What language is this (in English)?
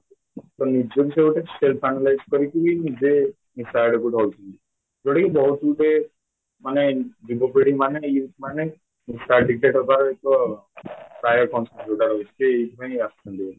Odia